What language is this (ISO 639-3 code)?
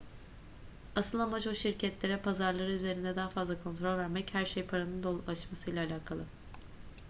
tur